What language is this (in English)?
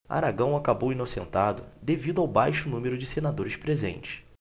Portuguese